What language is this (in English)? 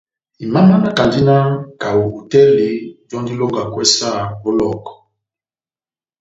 Batanga